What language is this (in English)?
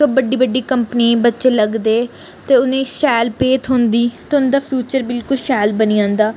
Dogri